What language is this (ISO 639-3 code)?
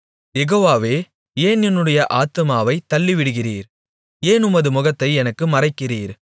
tam